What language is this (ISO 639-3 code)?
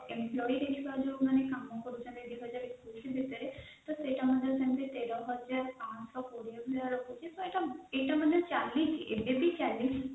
ori